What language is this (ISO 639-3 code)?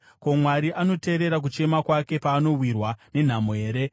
sna